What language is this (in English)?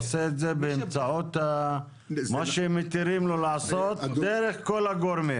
Hebrew